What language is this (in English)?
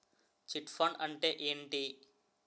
Telugu